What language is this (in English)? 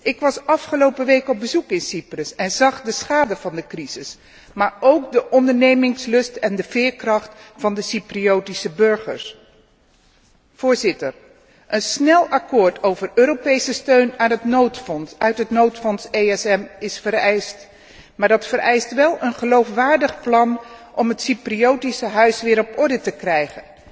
Dutch